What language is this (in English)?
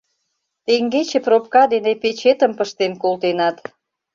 Mari